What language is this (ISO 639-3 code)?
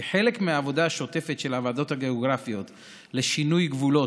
heb